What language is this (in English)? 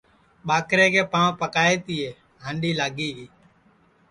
Sansi